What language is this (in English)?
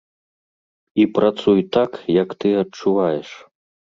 Belarusian